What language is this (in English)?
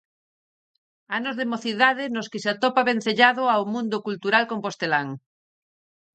Galician